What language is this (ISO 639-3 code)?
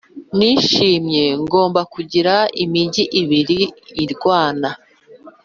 kin